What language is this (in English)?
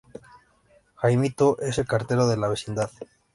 Spanish